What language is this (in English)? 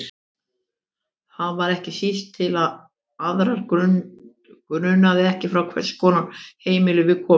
Icelandic